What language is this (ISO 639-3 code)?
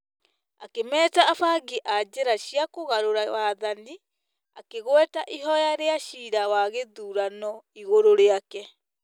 kik